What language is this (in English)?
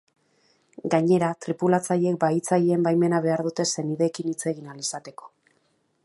Basque